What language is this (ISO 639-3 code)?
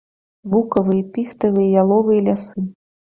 bel